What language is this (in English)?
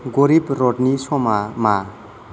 Bodo